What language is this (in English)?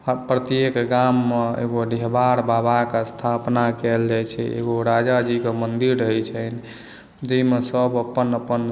Maithili